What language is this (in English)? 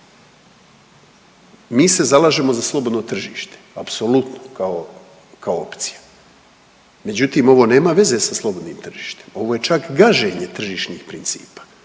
Croatian